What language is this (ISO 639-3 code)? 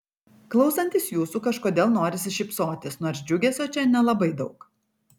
lit